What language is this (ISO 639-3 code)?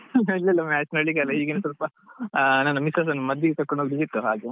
kan